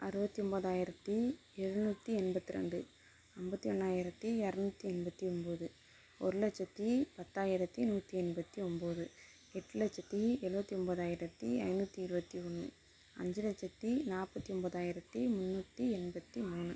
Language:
Tamil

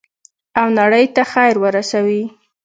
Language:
Pashto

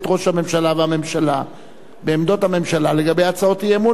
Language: Hebrew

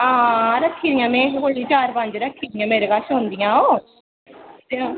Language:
Dogri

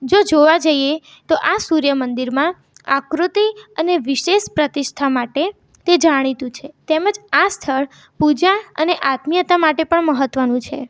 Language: Gujarati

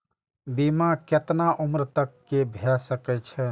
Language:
Maithili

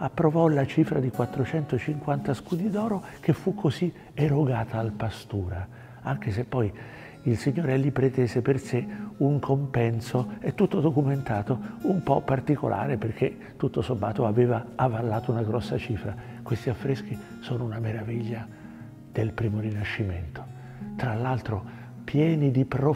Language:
Italian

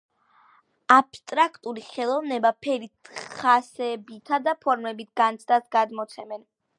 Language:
Georgian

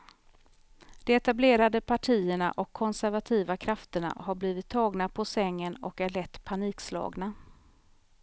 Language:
Swedish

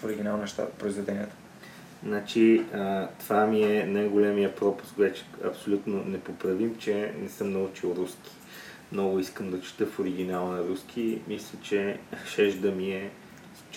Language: Bulgarian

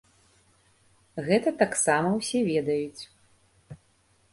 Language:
Belarusian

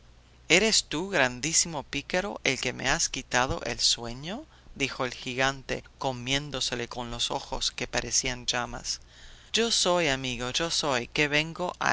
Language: Spanish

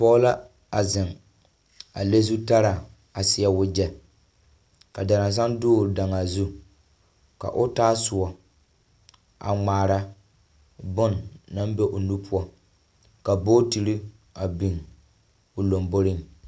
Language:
Southern Dagaare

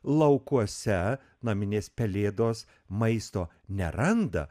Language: Lithuanian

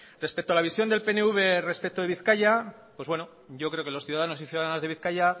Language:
Spanish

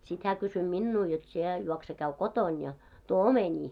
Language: Finnish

